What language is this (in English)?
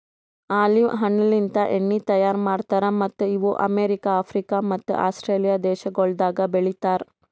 Kannada